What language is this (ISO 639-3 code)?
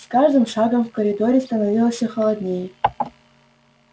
rus